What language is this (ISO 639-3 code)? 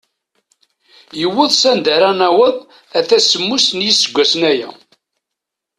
kab